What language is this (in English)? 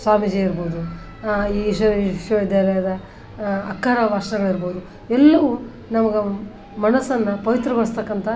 Kannada